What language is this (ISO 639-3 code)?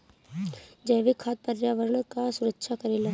bho